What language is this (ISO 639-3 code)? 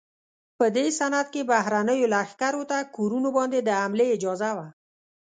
pus